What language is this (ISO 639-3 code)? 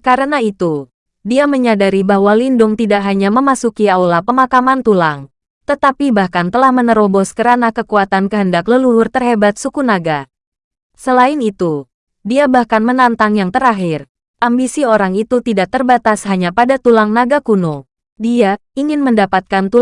ind